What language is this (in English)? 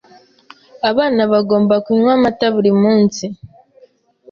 Kinyarwanda